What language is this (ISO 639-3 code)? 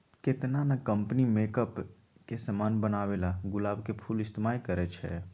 mag